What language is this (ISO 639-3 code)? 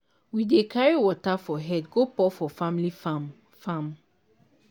pcm